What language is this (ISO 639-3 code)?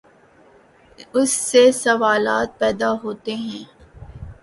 urd